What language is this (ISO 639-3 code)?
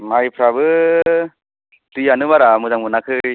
brx